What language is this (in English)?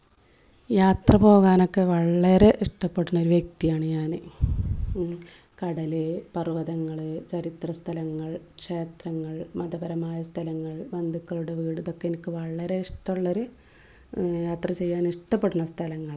Malayalam